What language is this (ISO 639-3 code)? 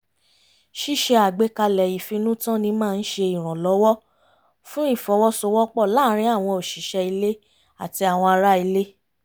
yor